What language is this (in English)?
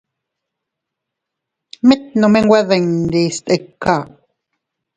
Teutila Cuicatec